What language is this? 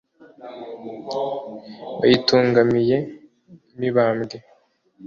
Kinyarwanda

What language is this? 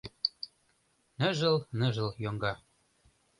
Mari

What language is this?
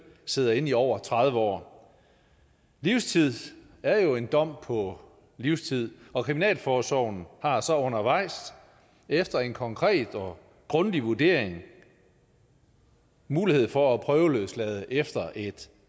Danish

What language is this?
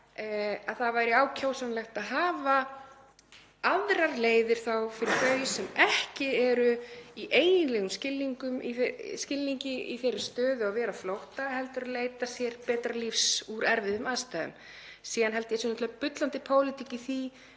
Icelandic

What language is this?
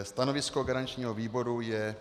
Czech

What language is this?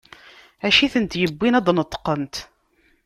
Kabyle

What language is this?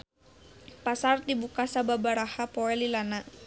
Sundanese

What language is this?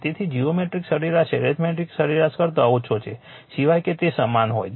Gujarati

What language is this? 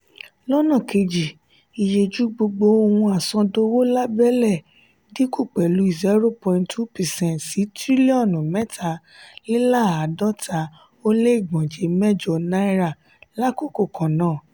Yoruba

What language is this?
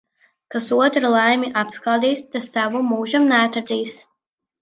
Latvian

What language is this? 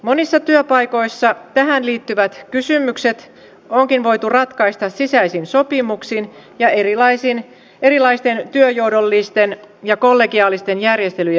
Finnish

